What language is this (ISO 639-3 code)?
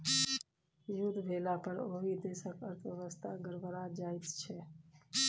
mai